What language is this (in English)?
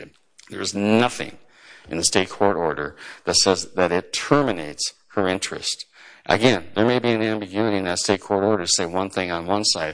English